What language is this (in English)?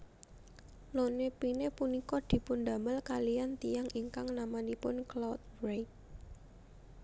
Javanese